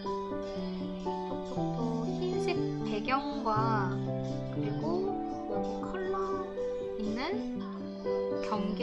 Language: Korean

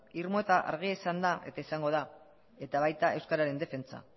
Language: Basque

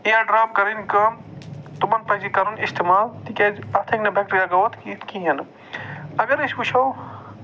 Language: Kashmiri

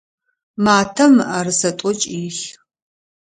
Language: Adyghe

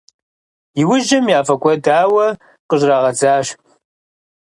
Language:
Kabardian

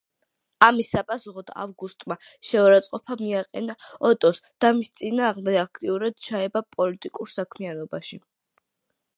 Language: Georgian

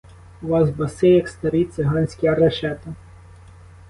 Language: Ukrainian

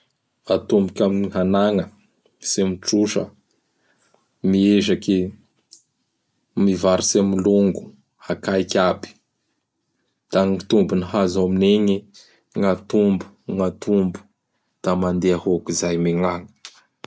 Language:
Bara Malagasy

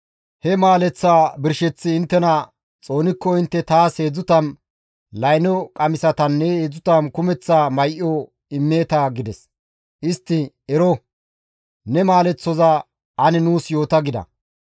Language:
Gamo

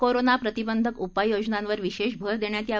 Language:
Marathi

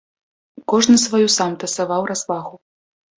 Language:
Belarusian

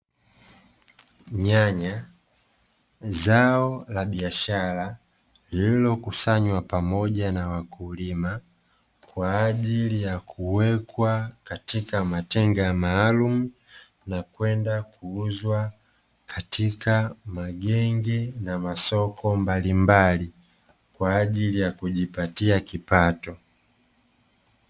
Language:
Swahili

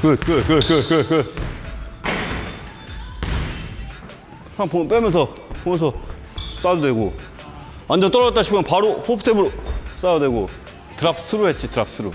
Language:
Korean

